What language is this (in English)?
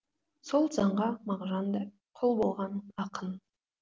Kazakh